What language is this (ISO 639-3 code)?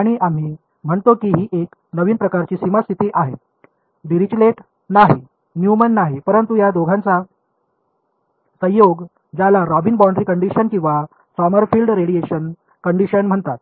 mar